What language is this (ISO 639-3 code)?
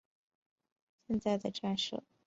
zho